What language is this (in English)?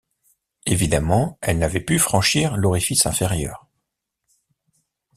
French